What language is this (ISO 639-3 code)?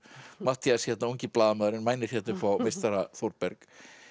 isl